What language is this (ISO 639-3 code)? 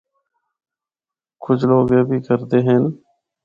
hno